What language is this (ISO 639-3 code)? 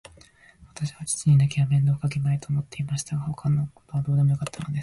jpn